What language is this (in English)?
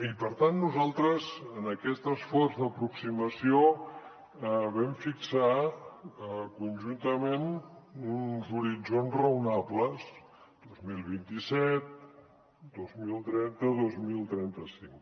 Catalan